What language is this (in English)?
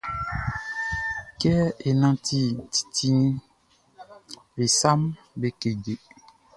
Baoulé